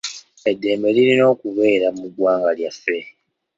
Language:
Ganda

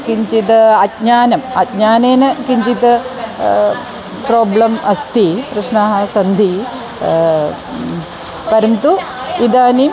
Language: Sanskrit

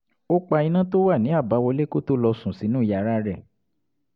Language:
Yoruba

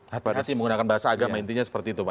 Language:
Indonesian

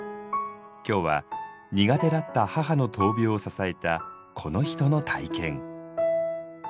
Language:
Japanese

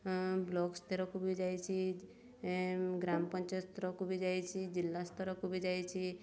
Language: Odia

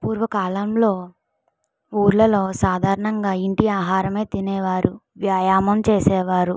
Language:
Telugu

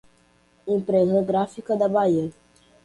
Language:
Portuguese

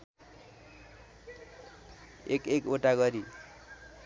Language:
Nepali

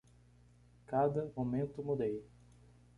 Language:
Portuguese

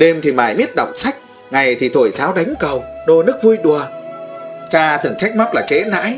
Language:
Vietnamese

